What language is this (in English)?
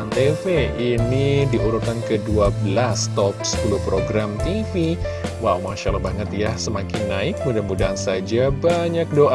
Indonesian